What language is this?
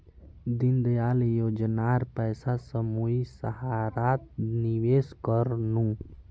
Magahi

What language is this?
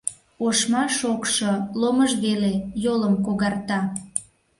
Mari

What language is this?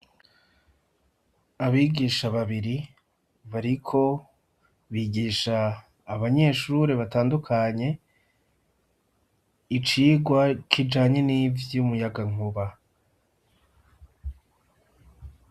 Rundi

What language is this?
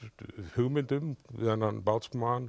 Icelandic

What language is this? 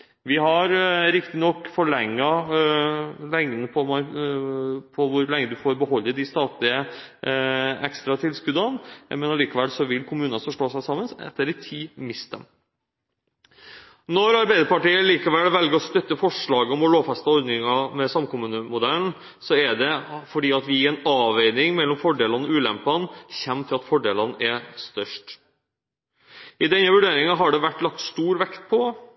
Norwegian Bokmål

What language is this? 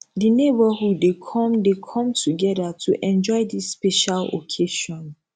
Nigerian Pidgin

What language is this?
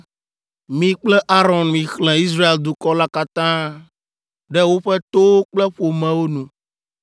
Ewe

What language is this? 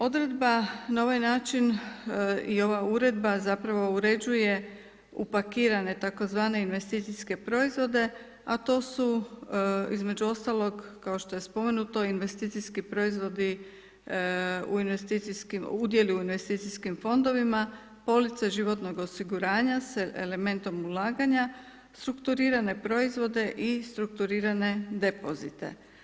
Croatian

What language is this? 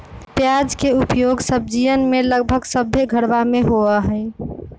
Magahi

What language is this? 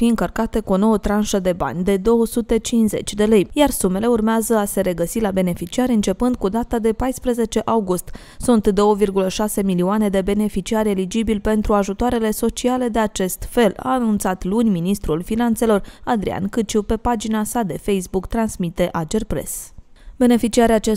Romanian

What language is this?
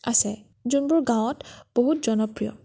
Assamese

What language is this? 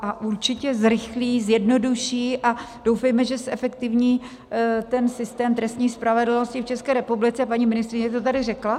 Czech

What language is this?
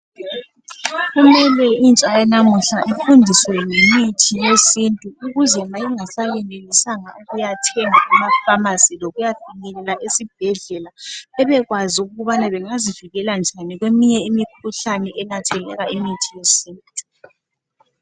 North Ndebele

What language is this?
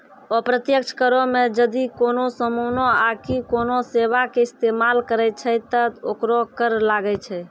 Maithili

